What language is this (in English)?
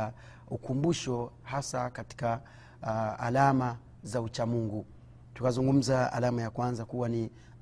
Swahili